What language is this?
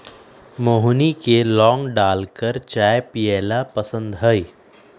Magahi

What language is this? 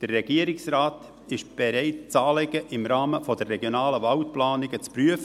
Swiss German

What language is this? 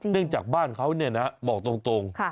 Thai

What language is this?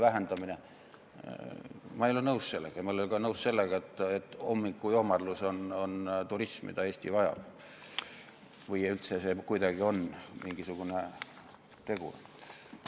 Estonian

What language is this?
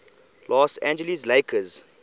English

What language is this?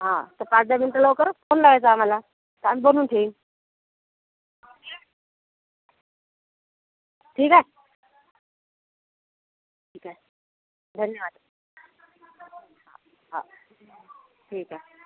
Marathi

